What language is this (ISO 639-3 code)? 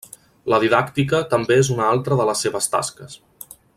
cat